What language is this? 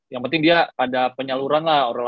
Indonesian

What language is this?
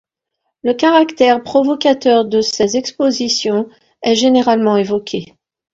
French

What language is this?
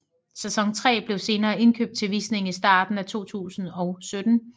Danish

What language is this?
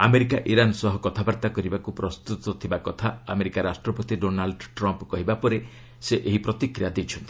Odia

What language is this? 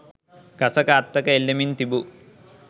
Sinhala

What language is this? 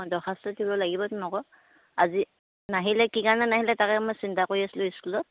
Assamese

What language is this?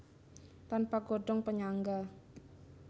Javanese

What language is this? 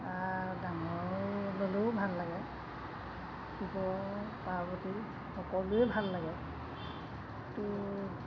Assamese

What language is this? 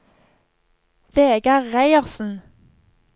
Norwegian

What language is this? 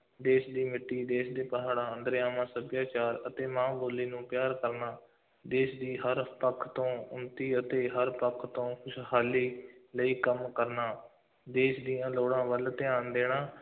Punjabi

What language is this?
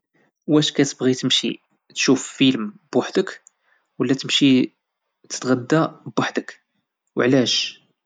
Moroccan Arabic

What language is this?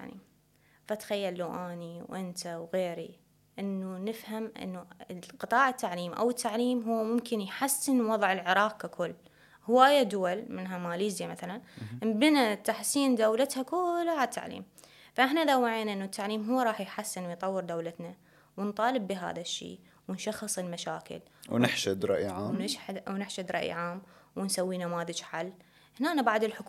Arabic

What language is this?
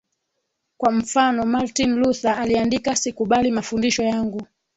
Swahili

